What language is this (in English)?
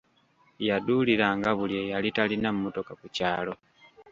Ganda